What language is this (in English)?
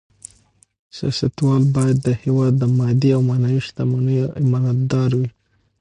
Pashto